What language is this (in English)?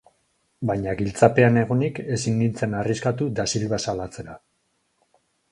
Basque